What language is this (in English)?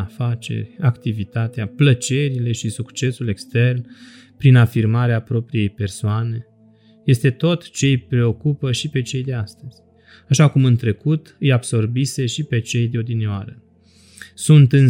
Romanian